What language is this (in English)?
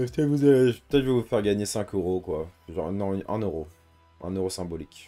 French